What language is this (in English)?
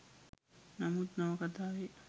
Sinhala